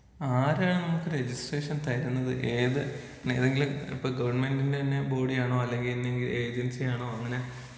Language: Malayalam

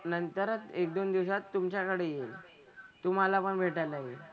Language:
Marathi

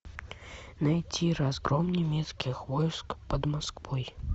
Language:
Russian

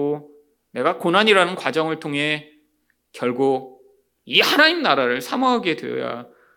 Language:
Korean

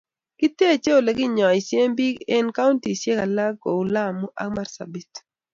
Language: Kalenjin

